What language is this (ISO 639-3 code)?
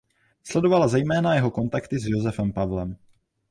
ces